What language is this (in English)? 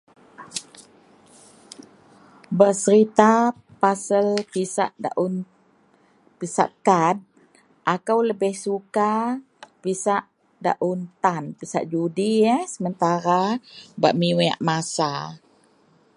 Central Melanau